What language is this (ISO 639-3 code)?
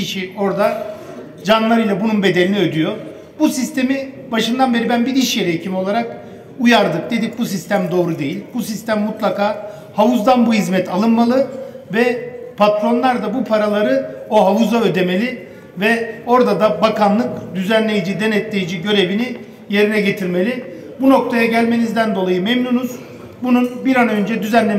tur